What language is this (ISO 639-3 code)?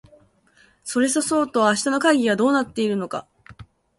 jpn